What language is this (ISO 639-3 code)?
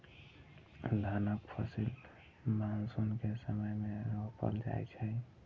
mai